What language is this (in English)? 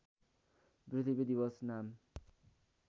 Nepali